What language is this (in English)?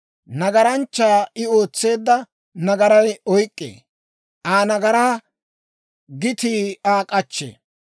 Dawro